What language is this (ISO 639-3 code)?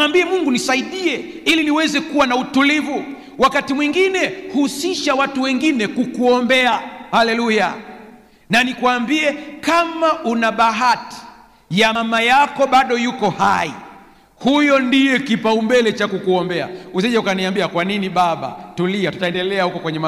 swa